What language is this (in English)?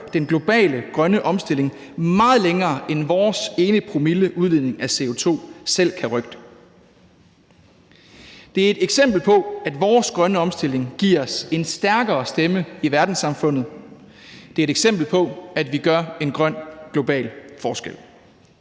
Danish